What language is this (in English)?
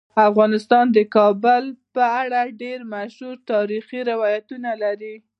Pashto